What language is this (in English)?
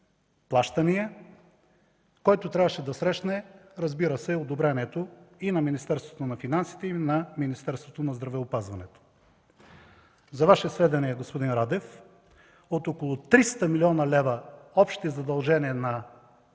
Bulgarian